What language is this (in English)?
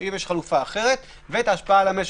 Hebrew